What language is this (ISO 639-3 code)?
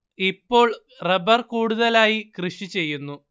mal